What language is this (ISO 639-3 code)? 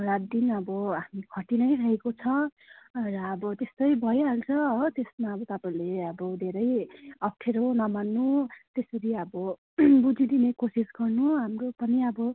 nep